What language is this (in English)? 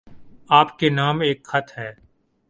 Urdu